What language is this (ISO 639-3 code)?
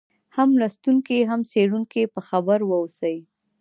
pus